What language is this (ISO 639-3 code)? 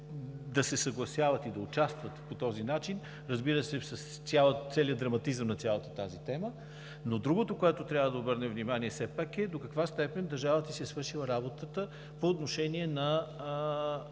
bul